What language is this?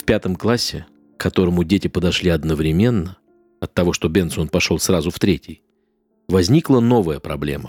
Russian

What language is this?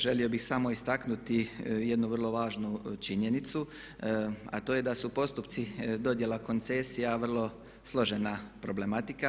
Croatian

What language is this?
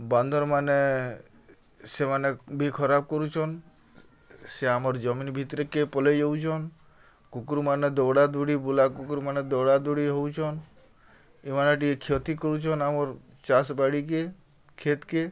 Odia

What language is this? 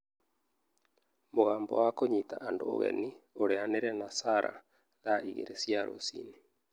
Kikuyu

